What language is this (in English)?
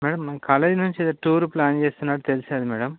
Telugu